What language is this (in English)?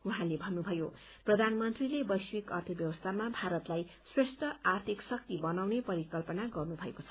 Nepali